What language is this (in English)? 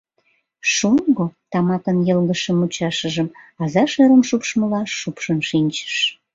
Mari